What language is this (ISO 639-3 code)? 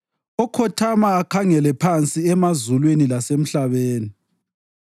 nde